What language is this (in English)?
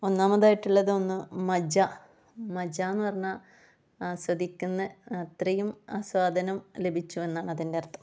Malayalam